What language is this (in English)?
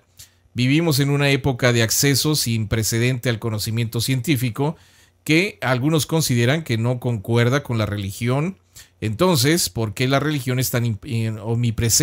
Spanish